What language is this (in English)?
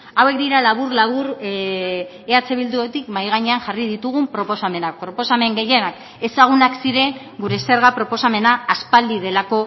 Basque